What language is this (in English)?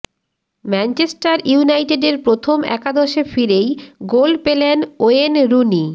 Bangla